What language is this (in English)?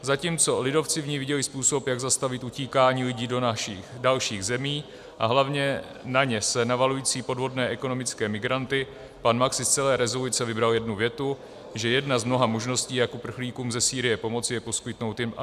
Czech